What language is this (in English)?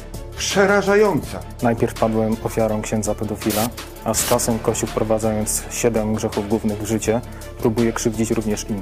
Polish